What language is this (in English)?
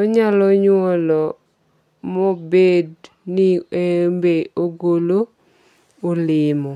Luo (Kenya and Tanzania)